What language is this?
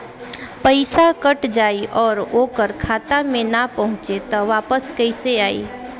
Bhojpuri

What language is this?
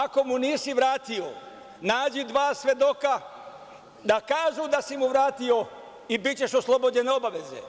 Serbian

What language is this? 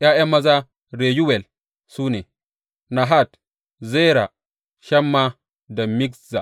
Hausa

